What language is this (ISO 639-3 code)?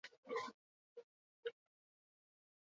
eus